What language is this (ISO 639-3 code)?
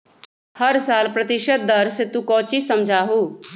mag